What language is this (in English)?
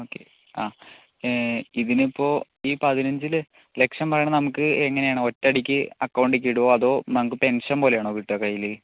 Malayalam